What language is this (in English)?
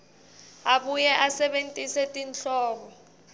Swati